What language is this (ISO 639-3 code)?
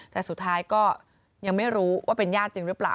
tha